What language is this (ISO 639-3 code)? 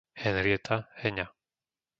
slk